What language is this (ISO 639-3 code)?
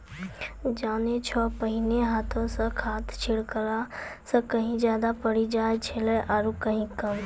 mai